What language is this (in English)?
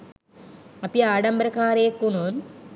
Sinhala